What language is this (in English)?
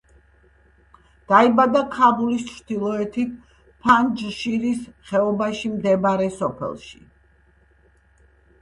Georgian